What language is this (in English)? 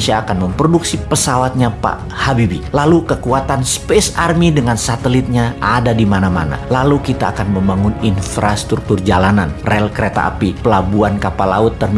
Indonesian